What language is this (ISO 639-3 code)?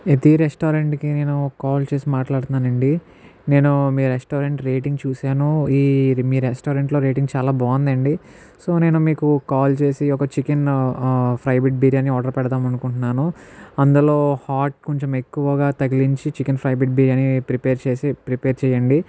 tel